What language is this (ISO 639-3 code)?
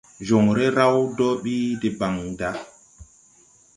tui